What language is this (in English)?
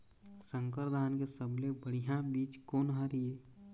Chhattisgarhi